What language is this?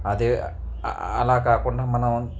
Telugu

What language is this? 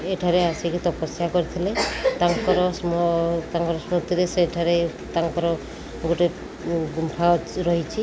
Odia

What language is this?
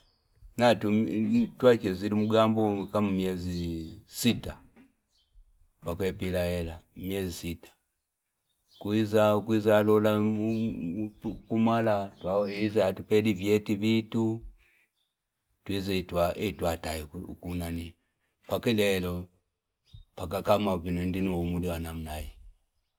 Fipa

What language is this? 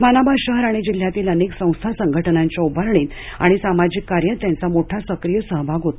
Marathi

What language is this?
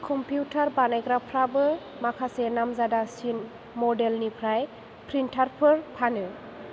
Bodo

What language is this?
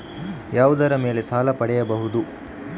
Kannada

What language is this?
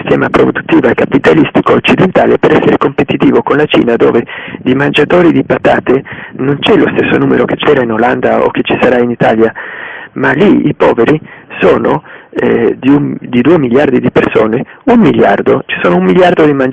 Italian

